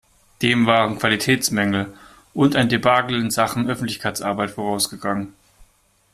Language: German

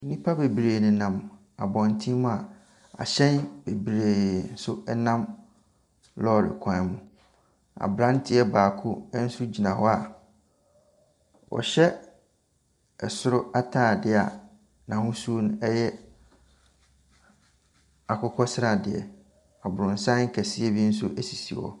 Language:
Akan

